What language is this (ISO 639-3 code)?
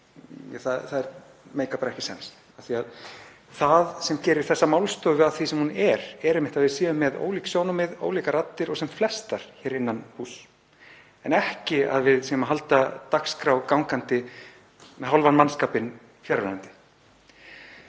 isl